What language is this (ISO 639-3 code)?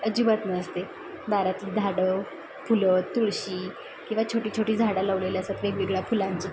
mar